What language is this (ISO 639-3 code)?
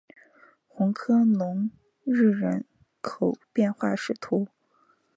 zho